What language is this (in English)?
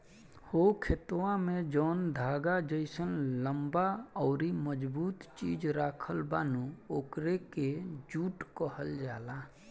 Bhojpuri